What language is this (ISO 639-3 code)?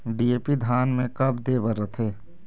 hne